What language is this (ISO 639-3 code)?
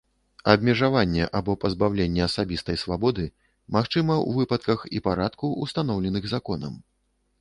bel